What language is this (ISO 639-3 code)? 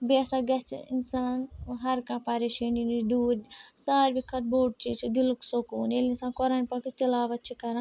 kas